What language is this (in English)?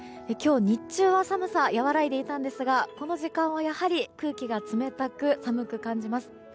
Japanese